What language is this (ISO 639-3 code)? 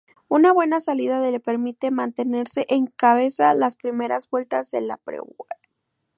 spa